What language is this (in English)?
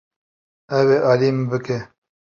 Kurdish